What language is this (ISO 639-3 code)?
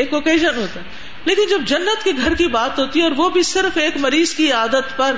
urd